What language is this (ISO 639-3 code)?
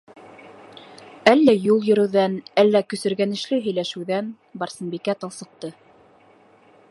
bak